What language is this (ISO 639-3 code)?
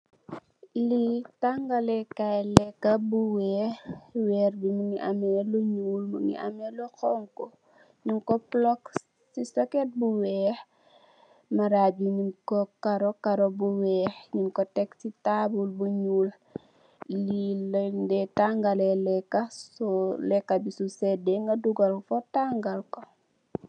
wol